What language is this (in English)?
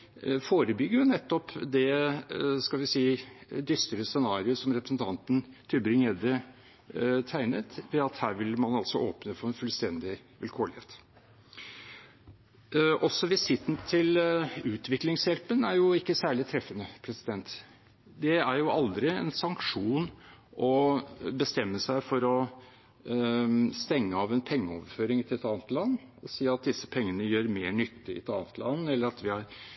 Norwegian Bokmål